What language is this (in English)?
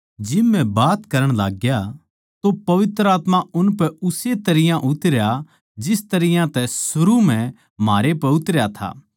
Haryanvi